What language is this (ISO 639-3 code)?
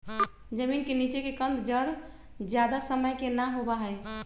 mag